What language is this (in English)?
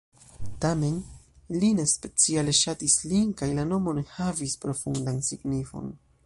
Esperanto